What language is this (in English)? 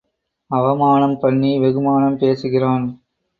Tamil